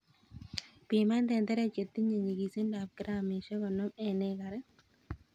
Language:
Kalenjin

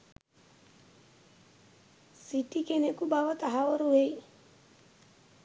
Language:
Sinhala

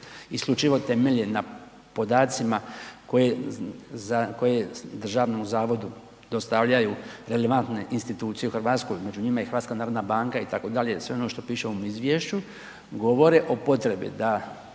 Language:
Croatian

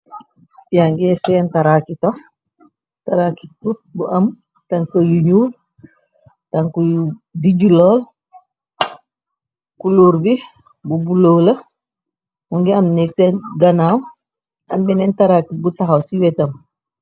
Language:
Wolof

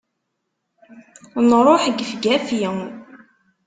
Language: Kabyle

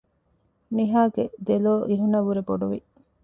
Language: Divehi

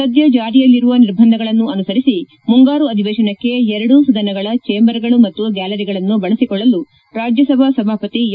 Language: Kannada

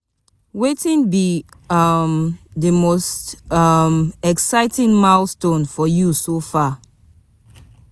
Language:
Nigerian Pidgin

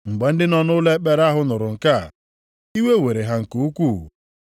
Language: Igbo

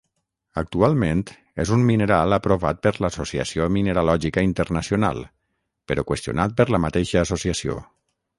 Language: Catalan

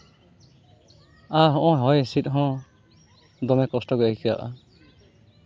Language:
Santali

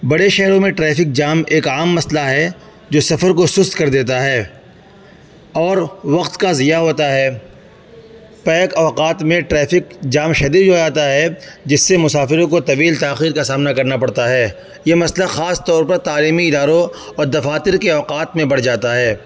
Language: Urdu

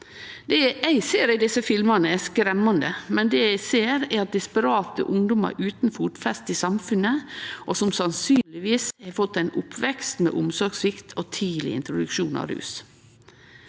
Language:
Norwegian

